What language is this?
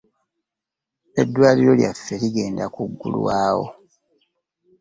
Ganda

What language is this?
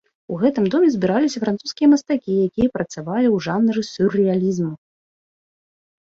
Belarusian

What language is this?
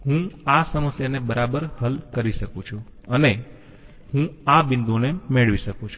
Gujarati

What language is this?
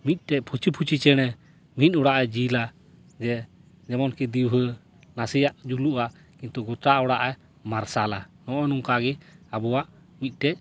Santali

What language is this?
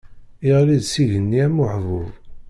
Kabyle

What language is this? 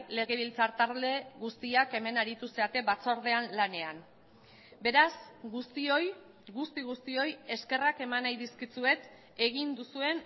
Basque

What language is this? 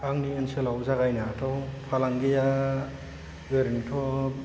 Bodo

